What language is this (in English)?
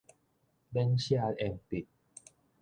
Min Nan Chinese